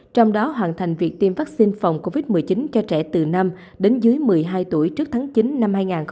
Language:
Vietnamese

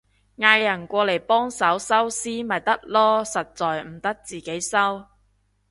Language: Cantonese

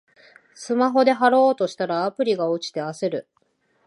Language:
Japanese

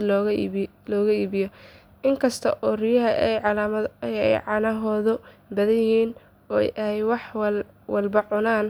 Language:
Somali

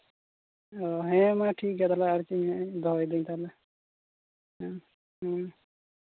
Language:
Santali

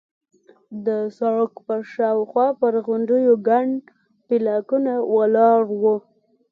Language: Pashto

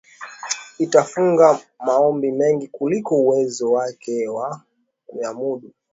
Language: Swahili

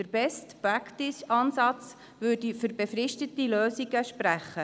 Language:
Swiss German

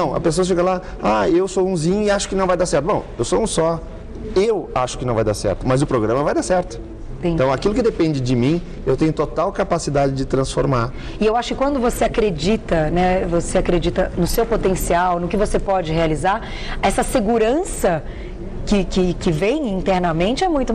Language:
Portuguese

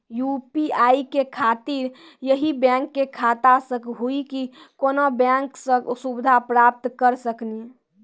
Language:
Maithili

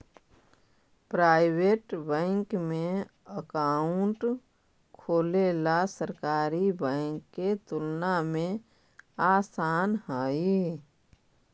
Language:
Magahi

